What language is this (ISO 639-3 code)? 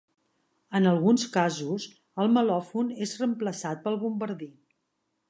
cat